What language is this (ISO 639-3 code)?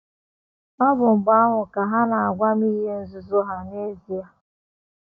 ibo